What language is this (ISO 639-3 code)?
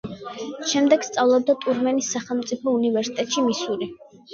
kat